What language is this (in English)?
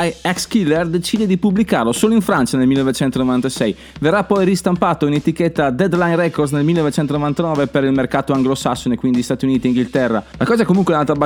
Italian